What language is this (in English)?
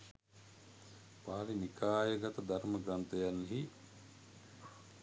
Sinhala